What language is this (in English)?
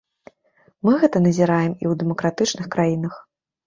Belarusian